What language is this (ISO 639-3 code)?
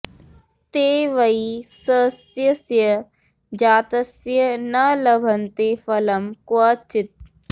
san